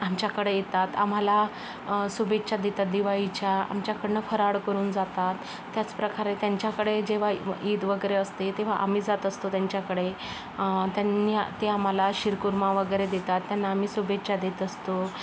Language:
Marathi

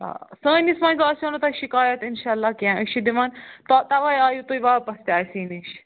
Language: Kashmiri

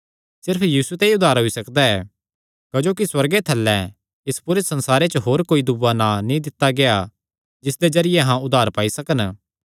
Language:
Kangri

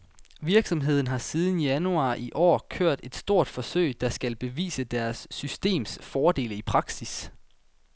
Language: Danish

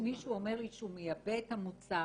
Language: Hebrew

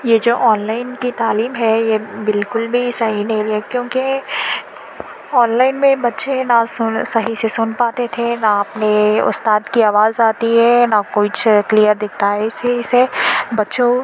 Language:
Urdu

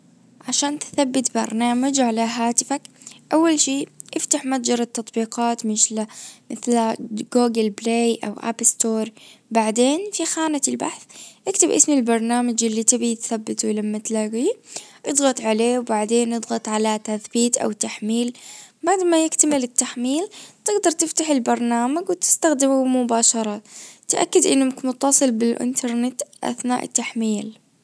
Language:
Najdi Arabic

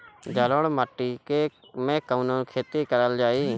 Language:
Bhojpuri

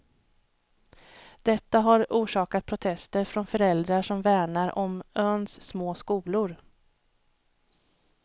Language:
Swedish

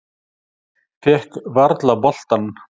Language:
Icelandic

